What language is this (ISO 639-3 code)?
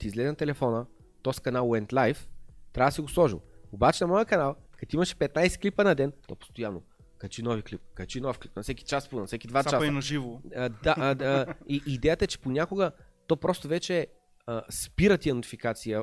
bul